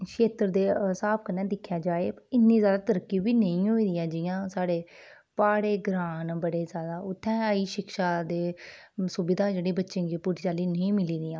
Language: Dogri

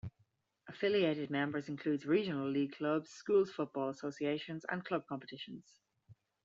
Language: English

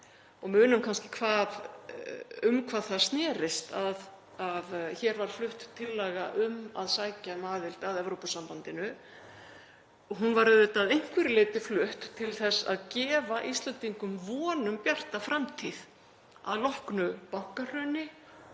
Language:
Icelandic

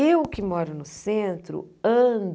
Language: Portuguese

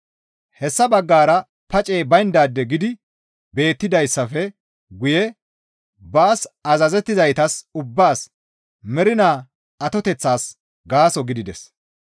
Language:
Gamo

